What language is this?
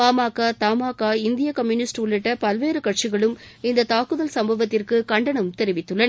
Tamil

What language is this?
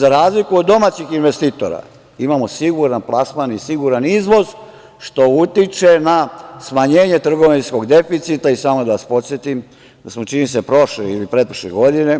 Serbian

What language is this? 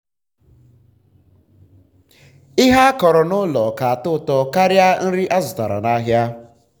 Igbo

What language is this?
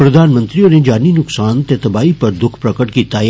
Dogri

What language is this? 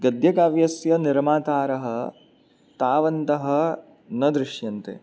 Sanskrit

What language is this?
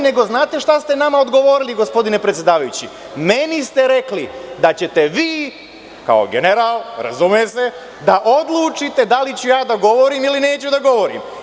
Serbian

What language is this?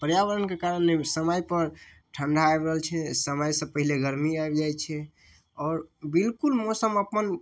Maithili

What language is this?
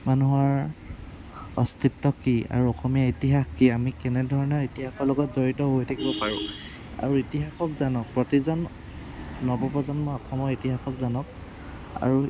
Assamese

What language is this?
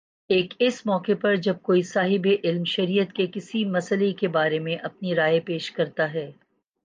Urdu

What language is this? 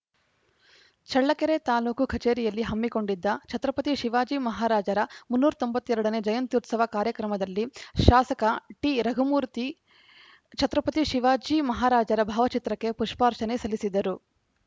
Kannada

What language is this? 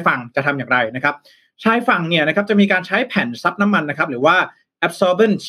Thai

